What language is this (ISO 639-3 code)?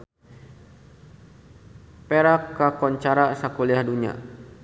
sun